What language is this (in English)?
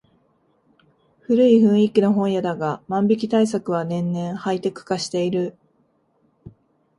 Japanese